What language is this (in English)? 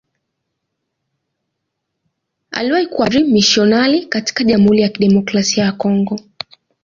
Swahili